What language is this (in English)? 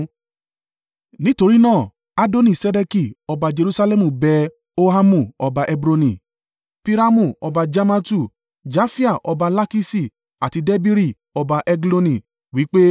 Yoruba